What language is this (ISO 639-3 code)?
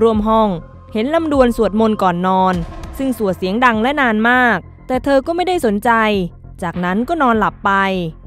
tha